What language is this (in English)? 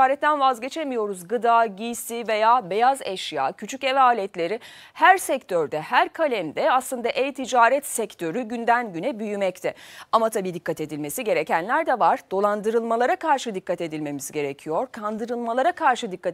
Turkish